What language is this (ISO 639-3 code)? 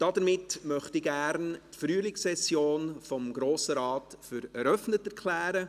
gsw